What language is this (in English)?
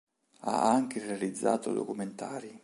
Italian